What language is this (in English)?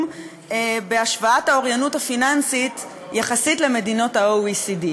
Hebrew